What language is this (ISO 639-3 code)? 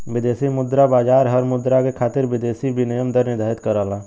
bho